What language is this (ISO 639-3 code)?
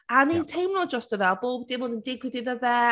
cym